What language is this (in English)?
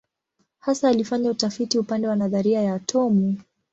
Swahili